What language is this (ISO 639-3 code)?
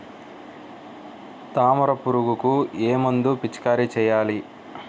tel